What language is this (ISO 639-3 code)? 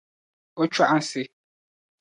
dag